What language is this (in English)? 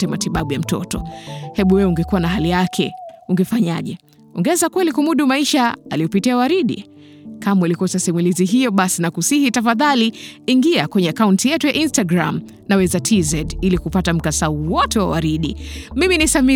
Swahili